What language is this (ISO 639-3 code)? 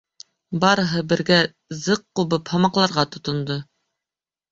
bak